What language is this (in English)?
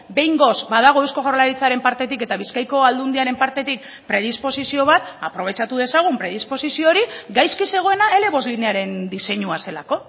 Basque